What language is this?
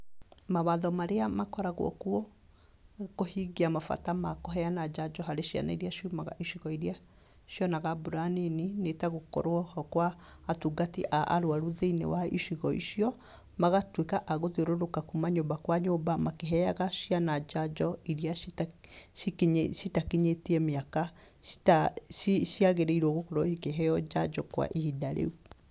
Kikuyu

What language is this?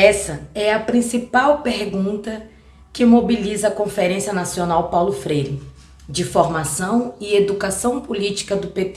Portuguese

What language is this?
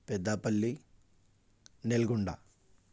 Urdu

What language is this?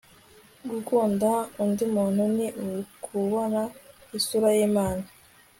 Kinyarwanda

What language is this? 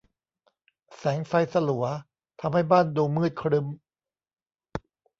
Thai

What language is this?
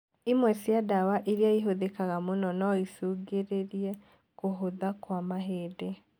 Kikuyu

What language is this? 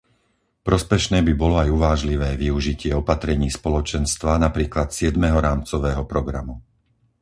Slovak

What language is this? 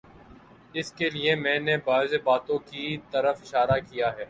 Urdu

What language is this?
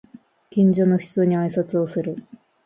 Japanese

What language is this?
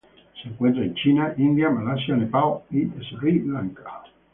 Spanish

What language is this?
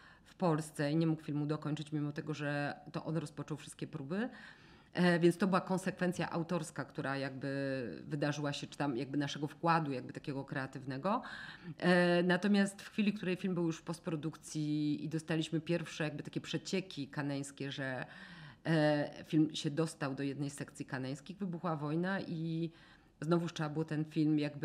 Polish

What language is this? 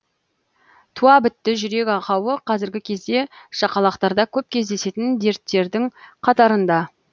Kazakh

